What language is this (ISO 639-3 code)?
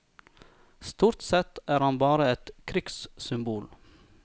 nor